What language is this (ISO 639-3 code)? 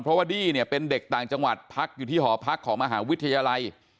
tha